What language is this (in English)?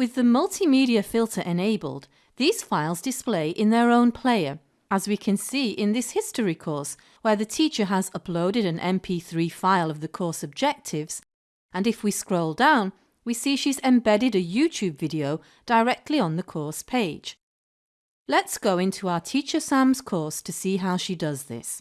English